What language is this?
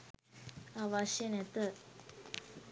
Sinhala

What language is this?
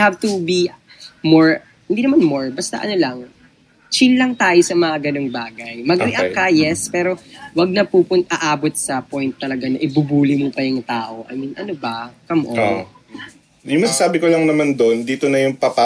Filipino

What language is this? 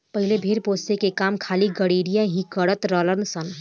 Bhojpuri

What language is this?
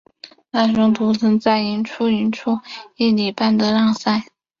Chinese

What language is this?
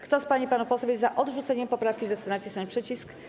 Polish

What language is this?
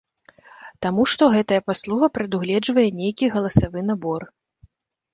Belarusian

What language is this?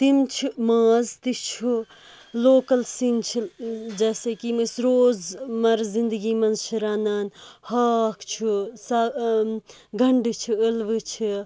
Kashmiri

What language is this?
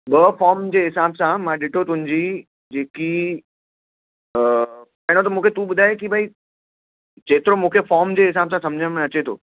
Sindhi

